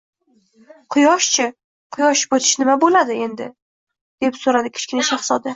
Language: Uzbek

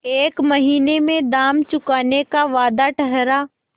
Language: Hindi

